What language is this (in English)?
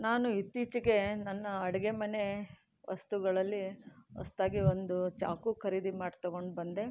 Kannada